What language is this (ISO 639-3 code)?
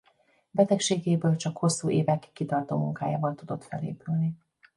hun